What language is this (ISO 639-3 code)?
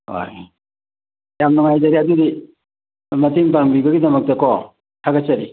mni